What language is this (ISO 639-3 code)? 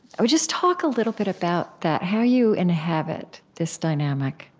eng